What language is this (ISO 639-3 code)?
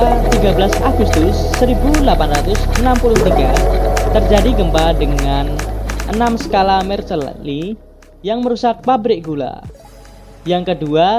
ind